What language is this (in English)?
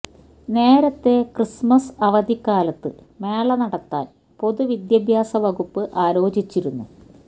Malayalam